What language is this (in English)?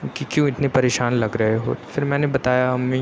Urdu